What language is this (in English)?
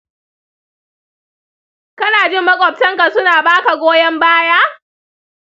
Hausa